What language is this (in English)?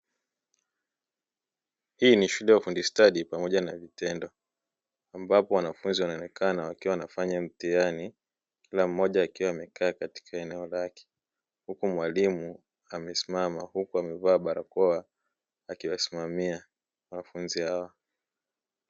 Swahili